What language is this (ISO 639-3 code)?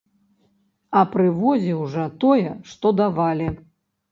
bel